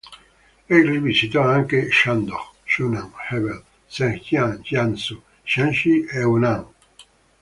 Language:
Italian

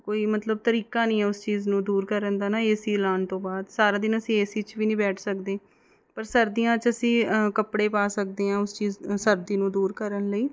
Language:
Punjabi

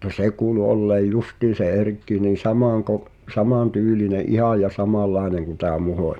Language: Finnish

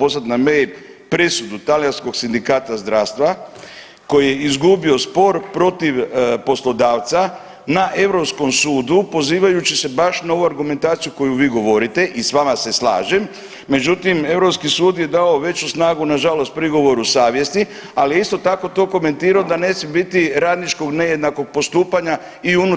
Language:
Croatian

